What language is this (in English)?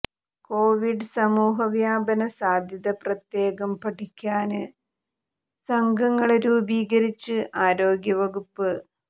Malayalam